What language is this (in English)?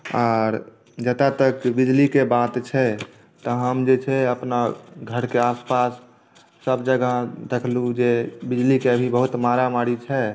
Maithili